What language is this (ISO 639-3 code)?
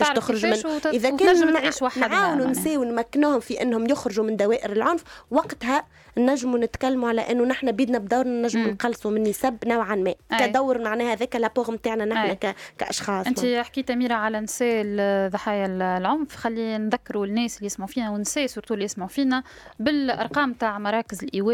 ara